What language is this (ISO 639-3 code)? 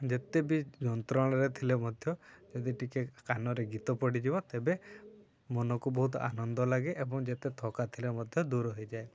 ori